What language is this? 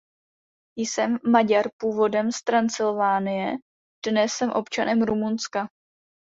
Czech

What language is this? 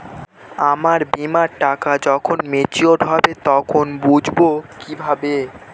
Bangla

